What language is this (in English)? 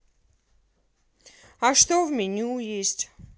Russian